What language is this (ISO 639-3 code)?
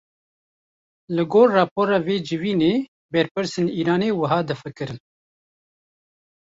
kur